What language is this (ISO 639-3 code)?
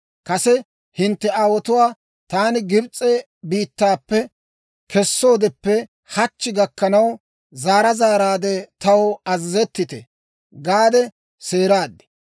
dwr